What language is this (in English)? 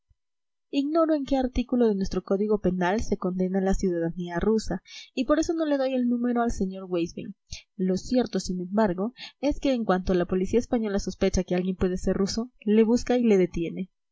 Spanish